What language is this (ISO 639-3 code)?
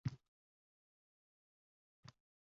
uzb